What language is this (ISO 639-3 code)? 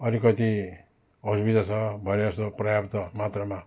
nep